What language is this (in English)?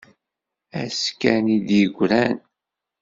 Kabyle